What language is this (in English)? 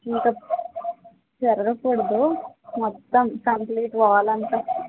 Telugu